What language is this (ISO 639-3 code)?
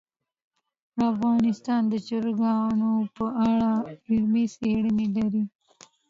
pus